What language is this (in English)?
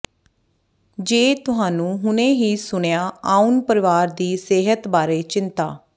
Punjabi